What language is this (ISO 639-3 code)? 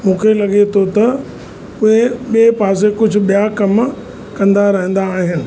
snd